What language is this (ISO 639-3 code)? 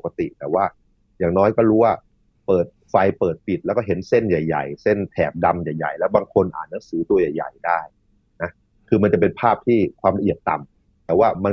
tha